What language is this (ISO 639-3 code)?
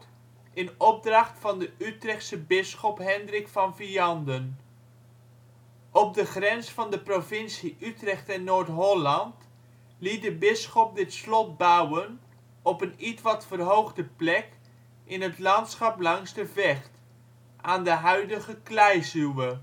nld